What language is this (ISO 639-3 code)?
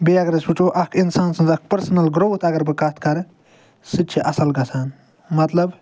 kas